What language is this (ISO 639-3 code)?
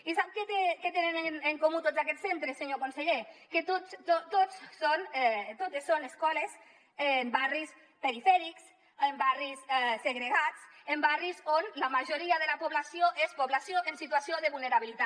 cat